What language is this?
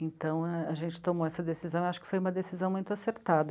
Portuguese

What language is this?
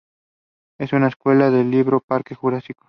Spanish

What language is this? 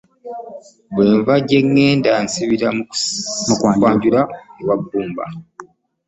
Ganda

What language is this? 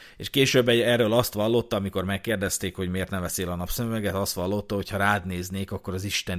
Hungarian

